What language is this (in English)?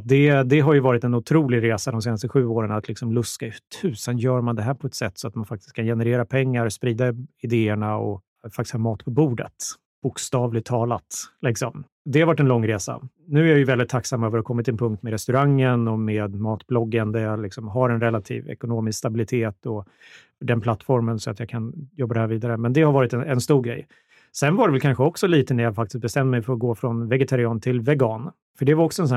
Swedish